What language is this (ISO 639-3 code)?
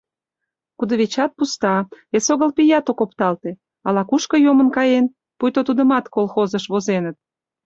chm